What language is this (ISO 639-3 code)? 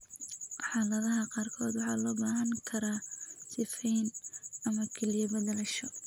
som